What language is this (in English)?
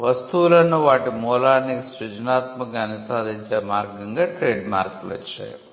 Telugu